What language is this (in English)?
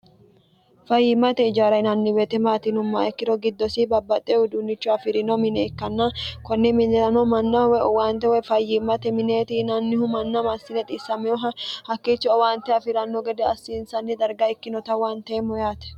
Sidamo